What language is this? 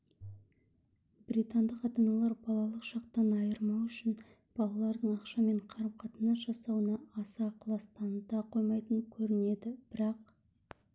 Kazakh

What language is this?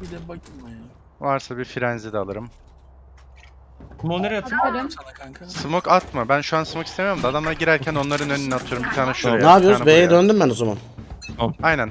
Turkish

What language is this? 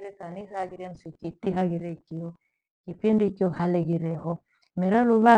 Gweno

